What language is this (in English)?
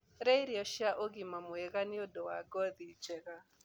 Kikuyu